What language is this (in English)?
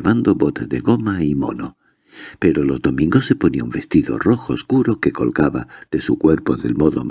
Spanish